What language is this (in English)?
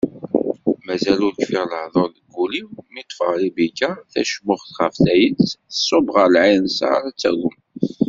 Kabyle